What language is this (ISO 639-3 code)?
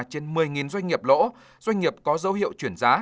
vie